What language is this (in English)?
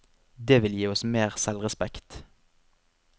Norwegian